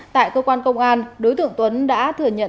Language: Vietnamese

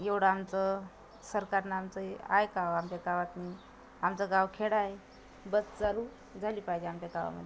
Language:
Marathi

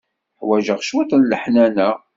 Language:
Kabyle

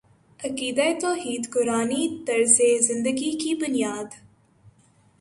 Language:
Urdu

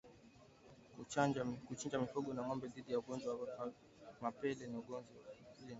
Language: Swahili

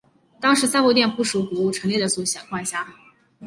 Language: Chinese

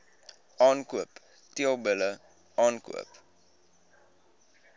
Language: Afrikaans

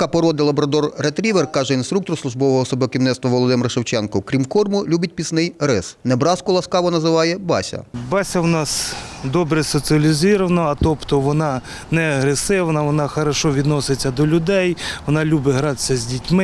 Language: Ukrainian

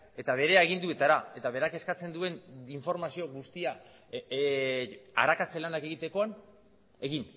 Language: Basque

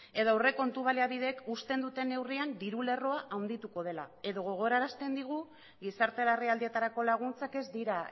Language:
Basque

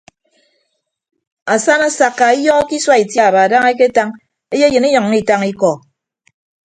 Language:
Ibibio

